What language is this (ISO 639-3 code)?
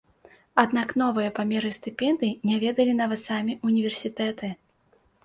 bel